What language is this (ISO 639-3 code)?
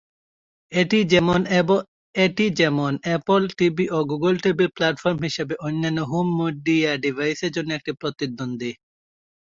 ben